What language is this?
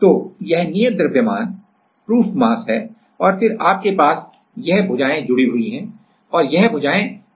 Hindi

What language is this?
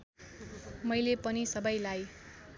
Nepali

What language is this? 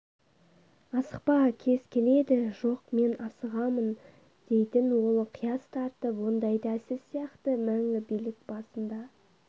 Kazakh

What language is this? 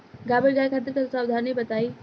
Bhojpuri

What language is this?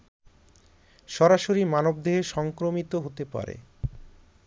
Bangla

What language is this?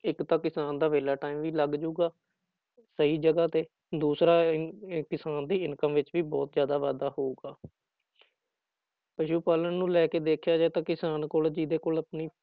Punjabi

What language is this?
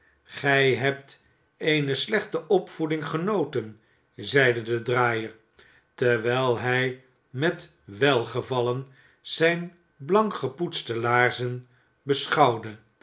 Dutch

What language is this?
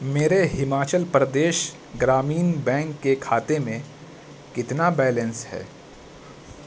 Urdu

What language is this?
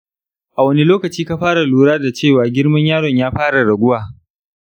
Hausa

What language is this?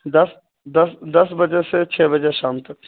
Urdu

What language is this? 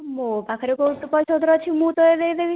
Odia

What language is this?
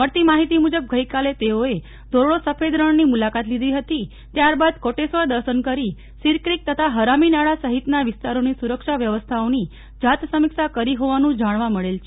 Gujarati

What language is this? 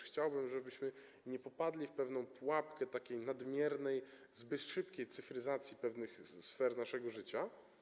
Polish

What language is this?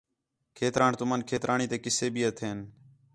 Khetrani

